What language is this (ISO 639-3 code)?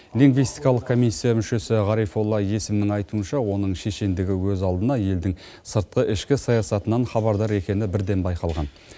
kaz